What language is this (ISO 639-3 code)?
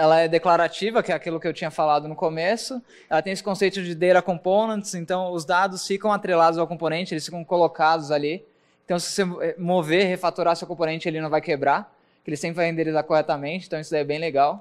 por